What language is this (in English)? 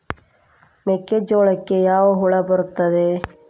Kannada